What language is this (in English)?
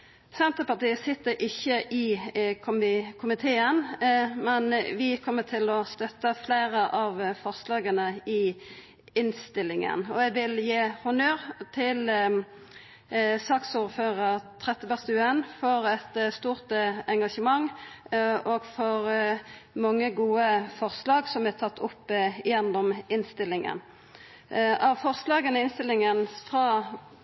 Norwegian Nynorsk